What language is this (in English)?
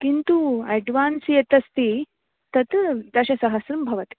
Sanskrit